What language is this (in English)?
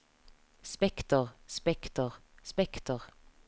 Norwegian